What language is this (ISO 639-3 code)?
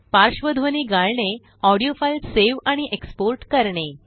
mar